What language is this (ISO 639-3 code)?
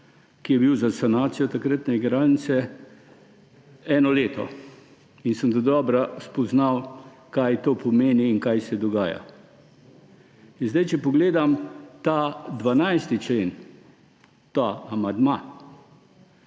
slv